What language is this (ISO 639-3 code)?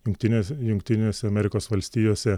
lit